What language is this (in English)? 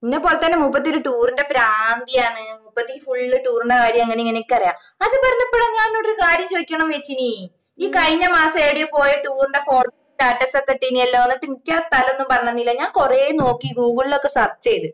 Malayalam